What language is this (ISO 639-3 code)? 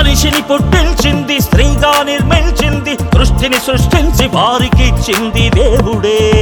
tel